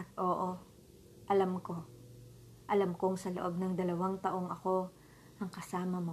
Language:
Filipino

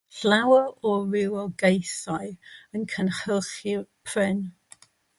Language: Welsh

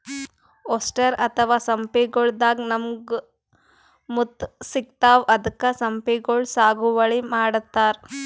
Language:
Kannada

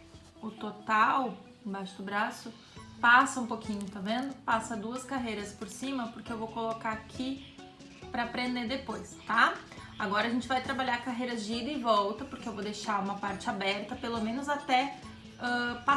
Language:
Portuguese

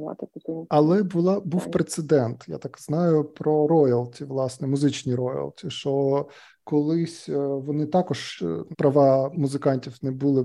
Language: Ukrainian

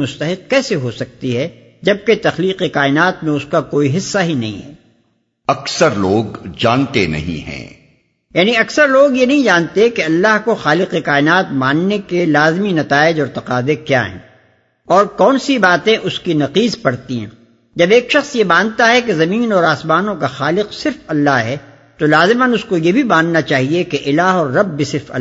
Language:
Urdu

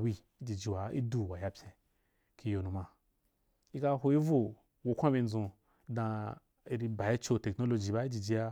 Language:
Wapan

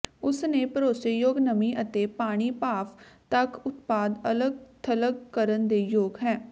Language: Punjabi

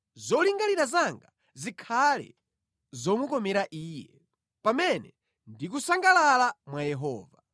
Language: Nyanja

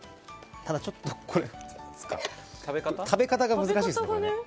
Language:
Japanese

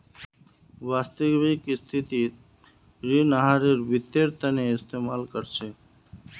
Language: Magahi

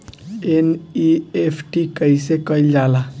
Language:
Bhojpuri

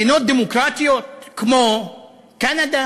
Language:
Hebrew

